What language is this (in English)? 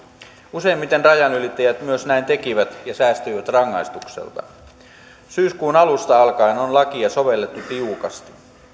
Finnish